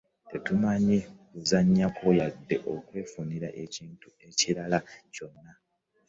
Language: Ganda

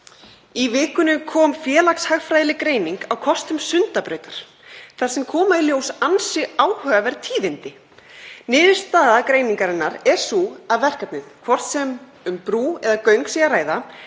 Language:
Icelandic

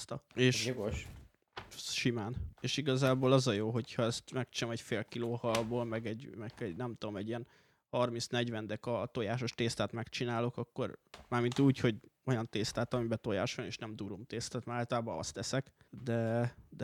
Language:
Hungarian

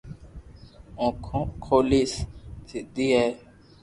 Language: Loarki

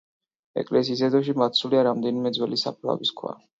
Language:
Georgian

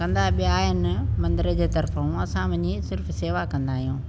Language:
Sindhi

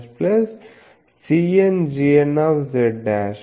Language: Telugu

